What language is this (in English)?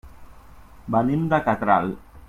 Catalan